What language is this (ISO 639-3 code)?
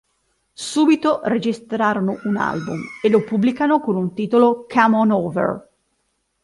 ita